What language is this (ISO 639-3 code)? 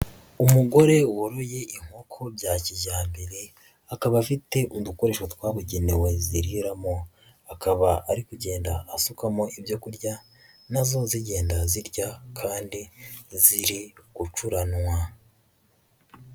kin